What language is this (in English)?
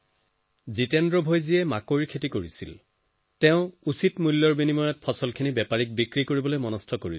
Assamese